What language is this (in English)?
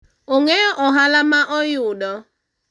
Luo (Kenya and Tanzania)